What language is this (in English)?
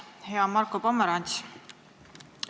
Estonian